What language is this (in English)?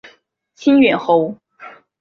Chinese